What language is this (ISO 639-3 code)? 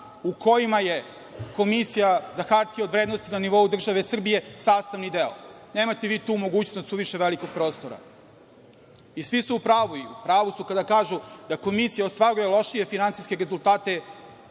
srp